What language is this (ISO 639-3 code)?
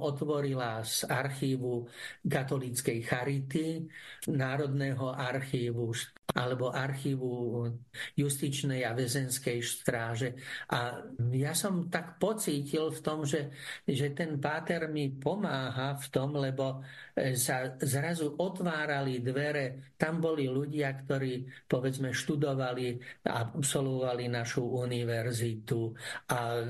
slk